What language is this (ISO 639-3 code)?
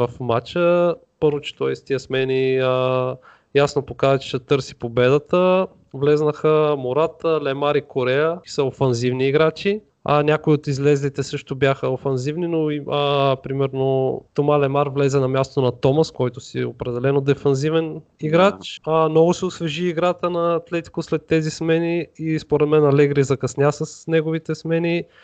bul